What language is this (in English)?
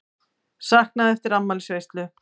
Icelandic